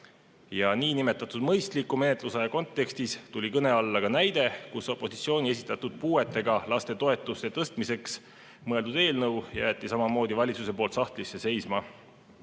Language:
Estonian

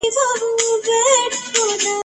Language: Pashto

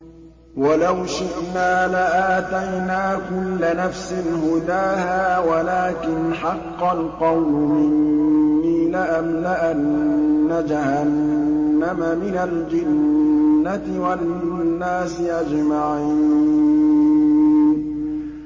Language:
Arabic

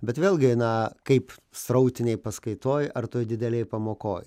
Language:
Lithuanian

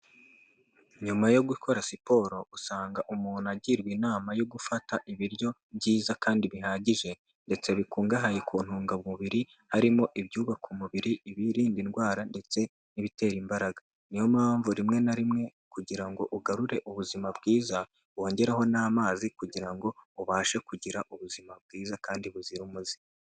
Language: Kinyarwanda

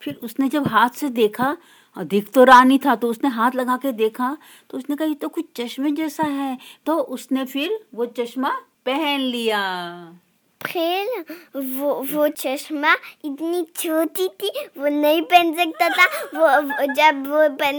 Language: Hindi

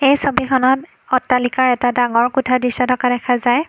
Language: Assamese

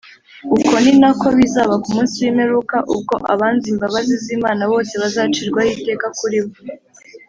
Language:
Kinyarwanda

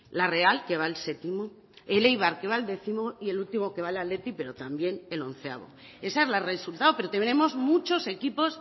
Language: Spanish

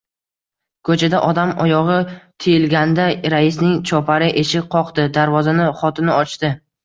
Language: Uzbek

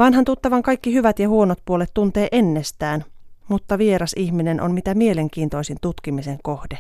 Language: Finnish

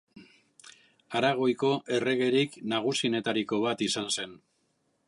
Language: Basque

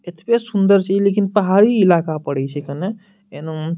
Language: Maithili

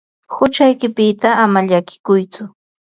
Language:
Ambo-Pasco Quechua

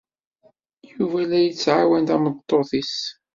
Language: Kabyle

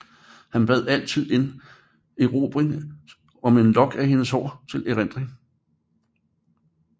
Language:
Danish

